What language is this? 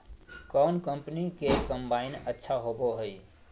Magahi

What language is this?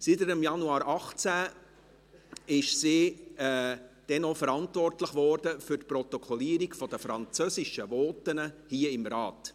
Swiss German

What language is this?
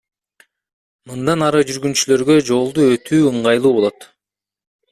Kyrgyz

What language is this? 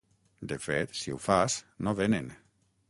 Catalan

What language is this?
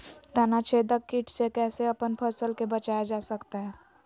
Magahi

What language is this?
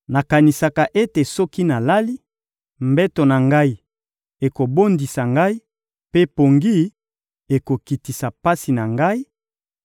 Lingala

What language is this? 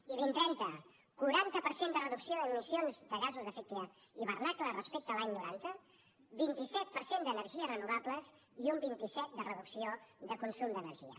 Catalan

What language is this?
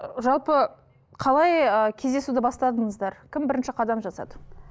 Kazakh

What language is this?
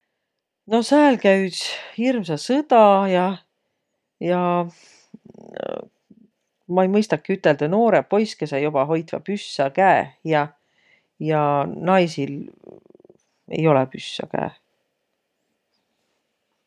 Võro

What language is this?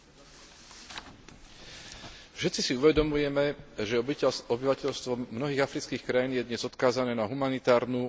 Slovak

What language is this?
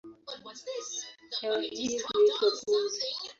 Swahili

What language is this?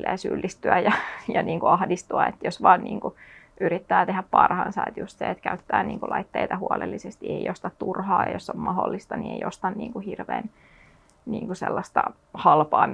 Finnish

